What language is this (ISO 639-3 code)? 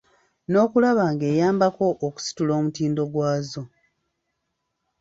lug